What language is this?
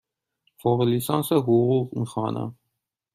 Persian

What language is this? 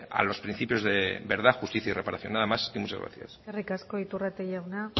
Spanish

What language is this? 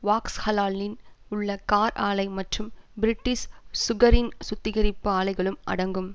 Tamil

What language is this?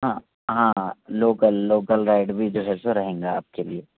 Urdu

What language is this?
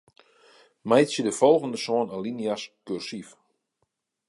Western Frisian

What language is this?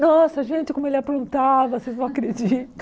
Portuguese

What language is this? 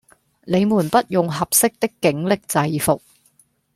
Cantonese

